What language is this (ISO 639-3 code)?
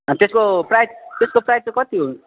nep